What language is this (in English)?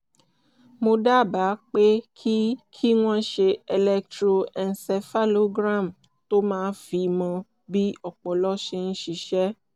Yoruba